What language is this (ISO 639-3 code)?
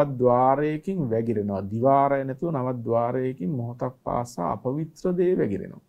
tur